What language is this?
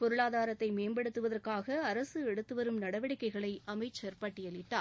Tamil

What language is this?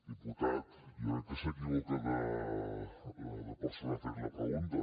Catalan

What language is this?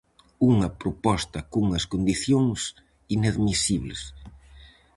Galician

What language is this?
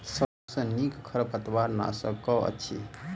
Maithili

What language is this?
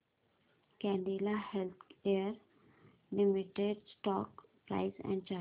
Marathi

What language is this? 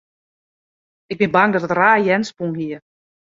Western Frisian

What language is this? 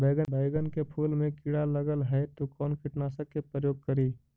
Magahi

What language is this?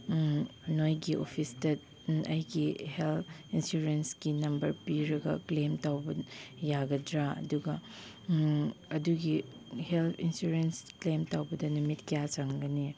Manipuri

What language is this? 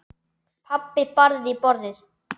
Icelandic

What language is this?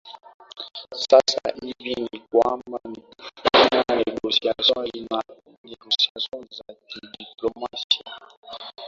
Swahili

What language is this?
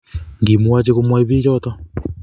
Kalenjin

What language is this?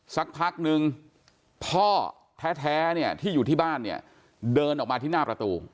Thai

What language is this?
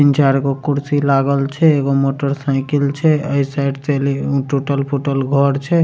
Maithili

